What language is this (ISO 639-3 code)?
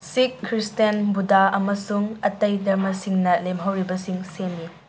mni